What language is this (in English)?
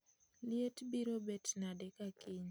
Luo (Kenya and Tanzania)